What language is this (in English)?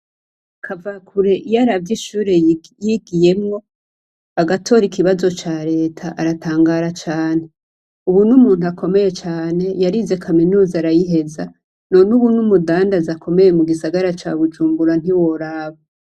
Rundi